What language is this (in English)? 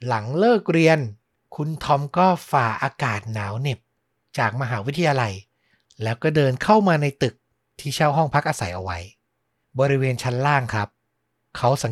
Thai